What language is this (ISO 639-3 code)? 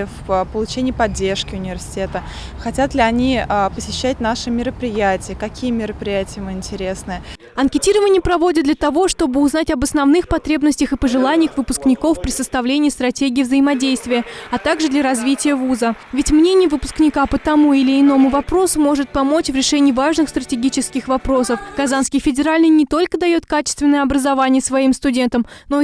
rus